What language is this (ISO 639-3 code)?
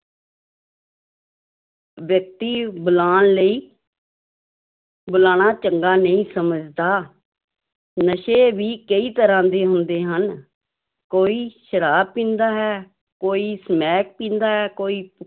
pan